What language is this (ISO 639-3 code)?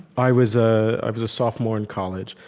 eng